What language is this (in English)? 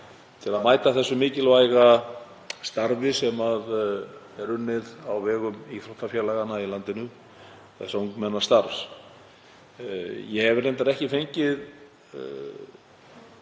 Icelandic